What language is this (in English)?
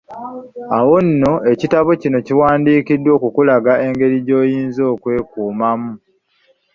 Ganda